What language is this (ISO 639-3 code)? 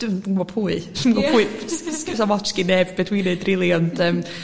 cym